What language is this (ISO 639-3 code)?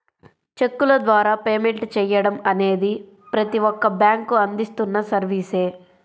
tel